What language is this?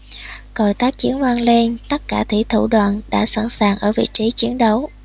Vietnamese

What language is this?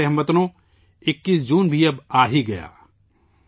Urdu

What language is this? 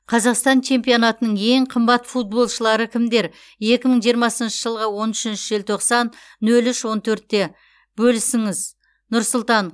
Kazakh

